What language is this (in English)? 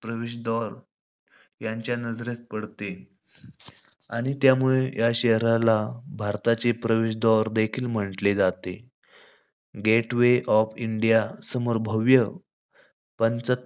Marathi